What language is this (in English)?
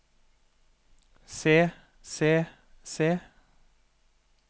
Norwegian